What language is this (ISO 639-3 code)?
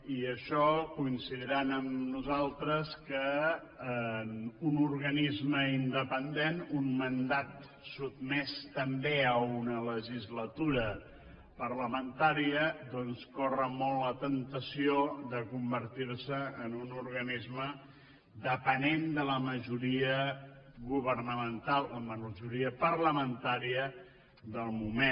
cat